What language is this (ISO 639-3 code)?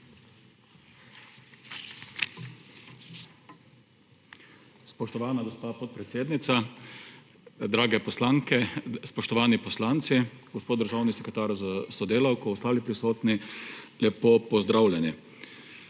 slv